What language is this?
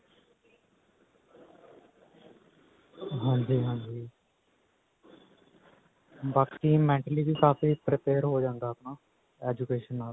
Punjabi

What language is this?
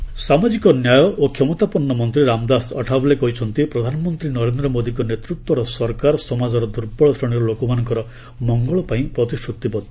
Odia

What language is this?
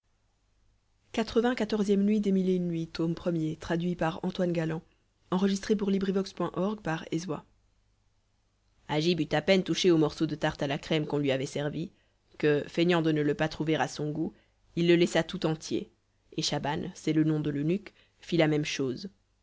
French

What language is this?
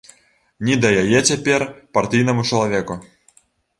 Belarusian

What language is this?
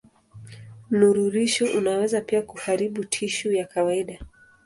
Swahili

